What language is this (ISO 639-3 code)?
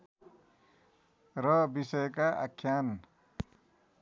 nep